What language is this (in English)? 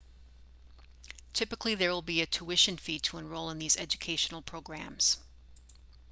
English